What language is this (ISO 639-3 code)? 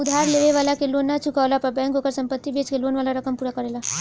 bho